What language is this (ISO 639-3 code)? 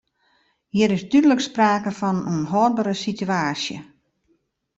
fry